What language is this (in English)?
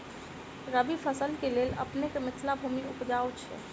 Maithili